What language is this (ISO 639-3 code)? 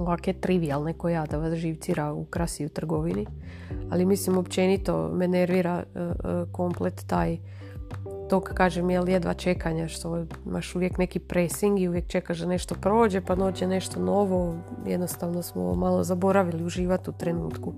hrv